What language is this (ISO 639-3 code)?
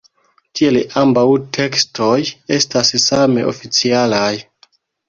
epo